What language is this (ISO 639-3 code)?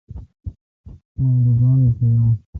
xka